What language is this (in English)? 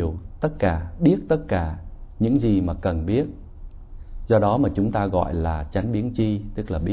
Vietnamese